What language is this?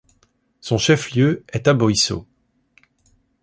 French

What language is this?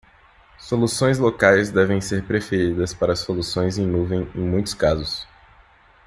Portuguese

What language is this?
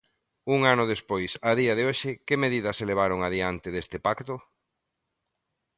Galician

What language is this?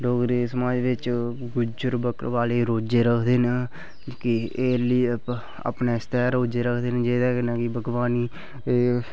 Dogri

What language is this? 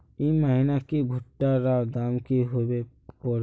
Magahi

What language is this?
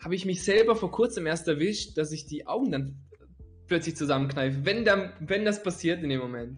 German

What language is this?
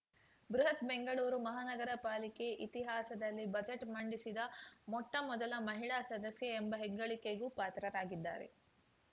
Kannada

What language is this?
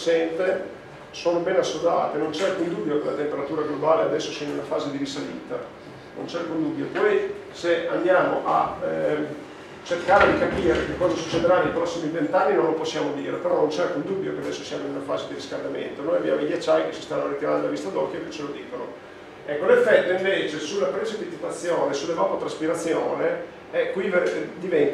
Italian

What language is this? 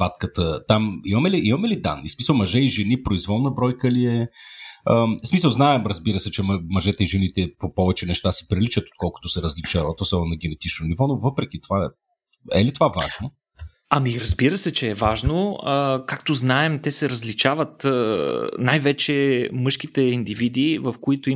Bulgarian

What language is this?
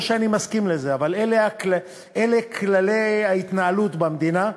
Hebrew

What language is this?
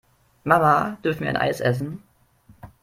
German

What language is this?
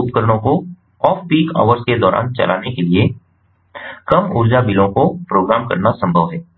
Hindi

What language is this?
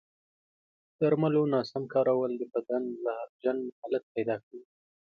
Pashto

